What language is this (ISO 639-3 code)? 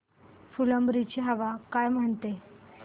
mar